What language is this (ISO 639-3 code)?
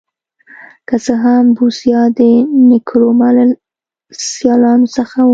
pus